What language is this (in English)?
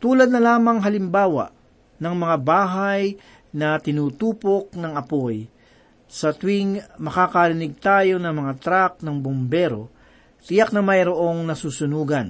Filipino